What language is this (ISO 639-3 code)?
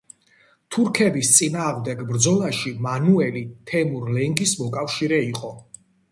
kat